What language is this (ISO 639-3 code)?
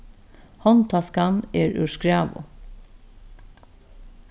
fao